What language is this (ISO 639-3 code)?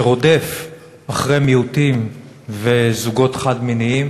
heb